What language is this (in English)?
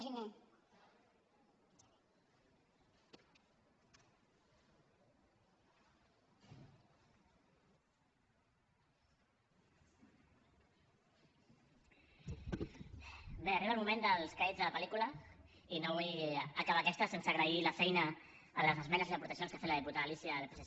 Catalan